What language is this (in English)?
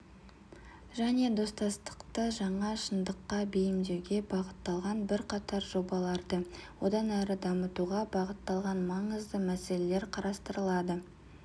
Kazakh